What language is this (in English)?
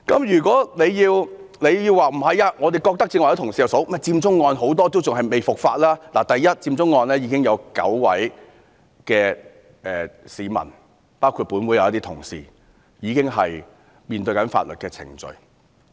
Cantonese